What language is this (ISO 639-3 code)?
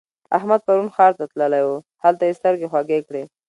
pus